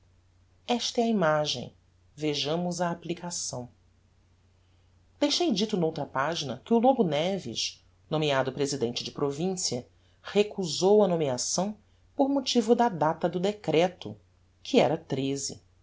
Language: Portuguese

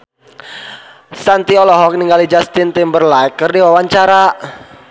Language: Sundanese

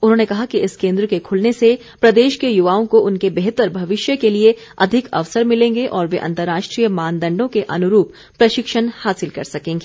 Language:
Hindi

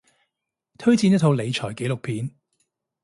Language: Cantonese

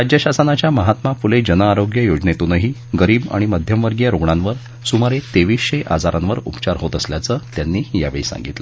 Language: Marathi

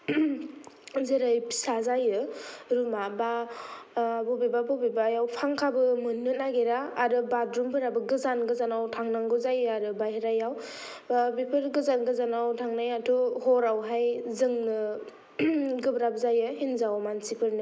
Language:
Bodo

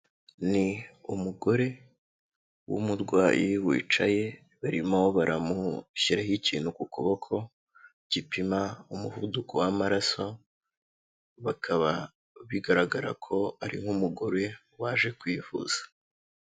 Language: Kinyarwanda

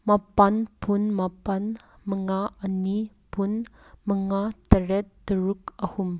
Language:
Manipuri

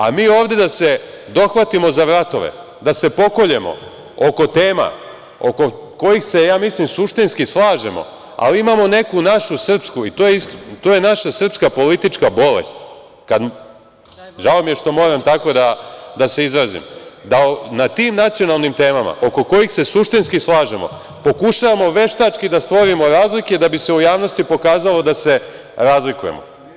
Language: Serbian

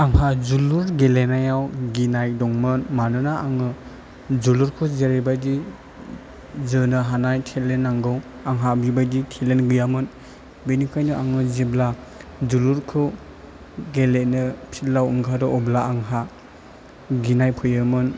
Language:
Bodo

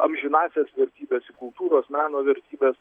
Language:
Lithuanian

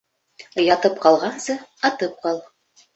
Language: Bashkir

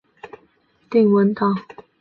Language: Chinese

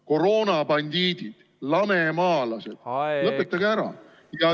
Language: Estonian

